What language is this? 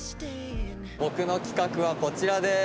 Japanese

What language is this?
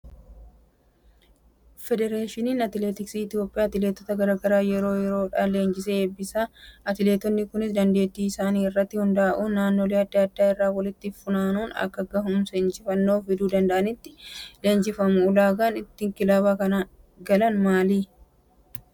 Oromo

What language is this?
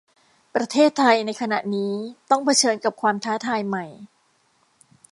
Thai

